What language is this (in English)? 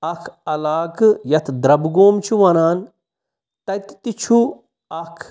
Kashmiri